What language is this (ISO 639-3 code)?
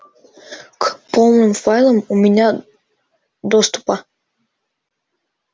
rus